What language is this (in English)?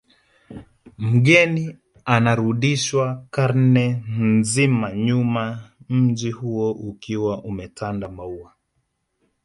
Swahili